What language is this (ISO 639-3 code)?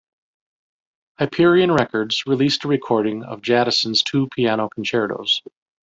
eng